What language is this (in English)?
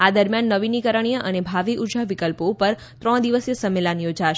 Gujarati